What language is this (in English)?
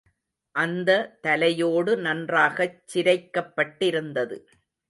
Tamil